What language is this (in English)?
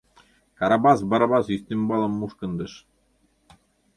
Mari